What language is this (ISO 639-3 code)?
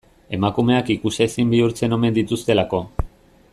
eus